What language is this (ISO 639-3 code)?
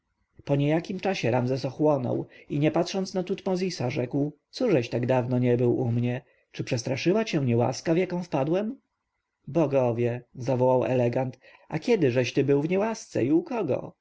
pol